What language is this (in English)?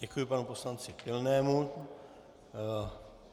Czech